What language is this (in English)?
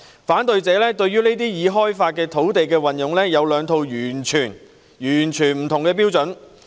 Cantonese